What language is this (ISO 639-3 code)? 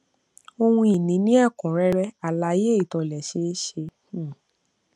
yor